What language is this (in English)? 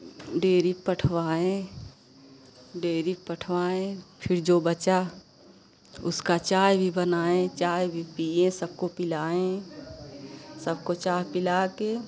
Hindi